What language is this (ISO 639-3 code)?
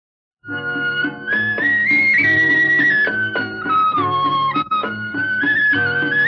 hin